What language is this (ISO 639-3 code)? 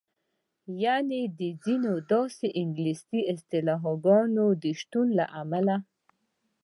pus